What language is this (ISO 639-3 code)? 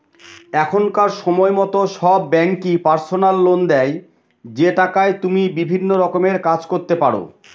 ben